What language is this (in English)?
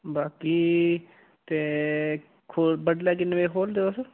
Dogri